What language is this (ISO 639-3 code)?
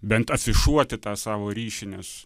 lit